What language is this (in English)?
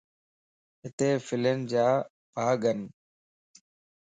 Lasi